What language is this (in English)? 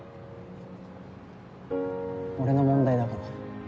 Japanese